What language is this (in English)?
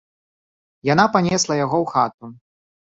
Belarusian